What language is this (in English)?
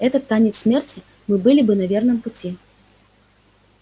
Russian